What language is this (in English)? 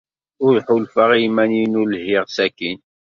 Kabyle